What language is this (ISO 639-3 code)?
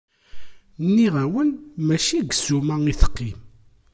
kab